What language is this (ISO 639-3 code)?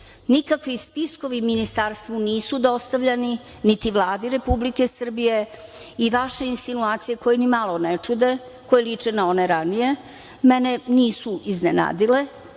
srp